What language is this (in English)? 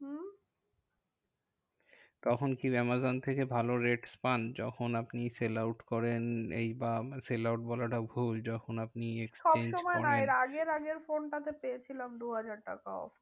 Bangla